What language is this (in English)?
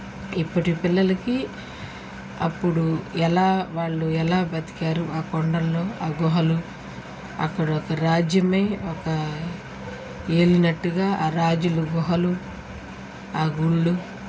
Telugu